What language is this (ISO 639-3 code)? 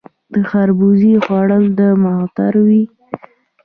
pus